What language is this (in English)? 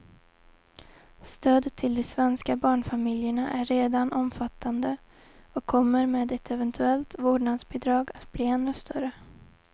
Swedish